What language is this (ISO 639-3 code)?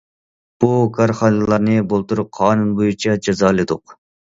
uig